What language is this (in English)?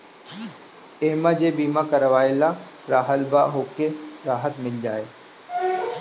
Bhojpuri